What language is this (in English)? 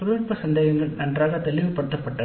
Tamil